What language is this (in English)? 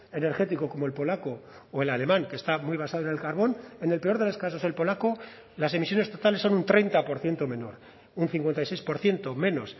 Spanish